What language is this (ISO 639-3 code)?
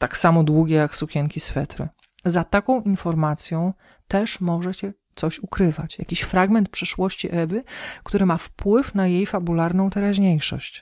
pol